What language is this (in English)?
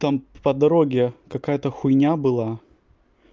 Russian